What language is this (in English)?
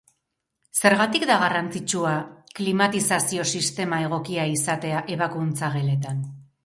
Basque